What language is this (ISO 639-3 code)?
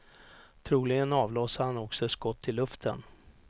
swe